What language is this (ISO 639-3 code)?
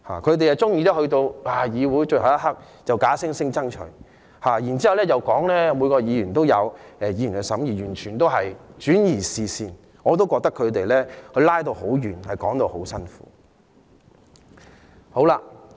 yue